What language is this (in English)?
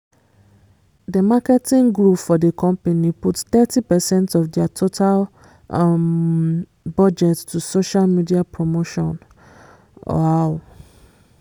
Nigerian Pidgin